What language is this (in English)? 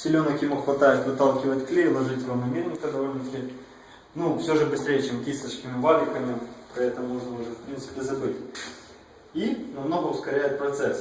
Russian